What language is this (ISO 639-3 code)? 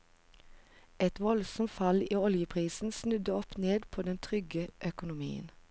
nor